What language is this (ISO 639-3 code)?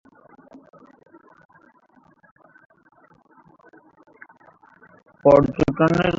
ben